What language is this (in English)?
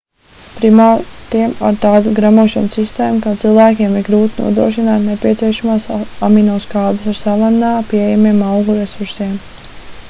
Latvian